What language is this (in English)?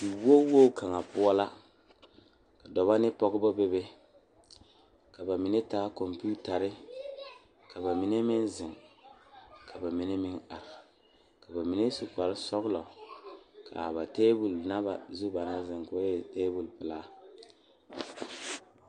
Southern Dagaare